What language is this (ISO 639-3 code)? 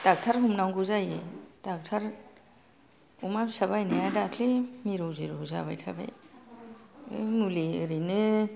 brx